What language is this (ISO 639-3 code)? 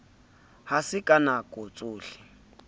sot